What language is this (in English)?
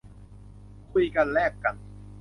Thai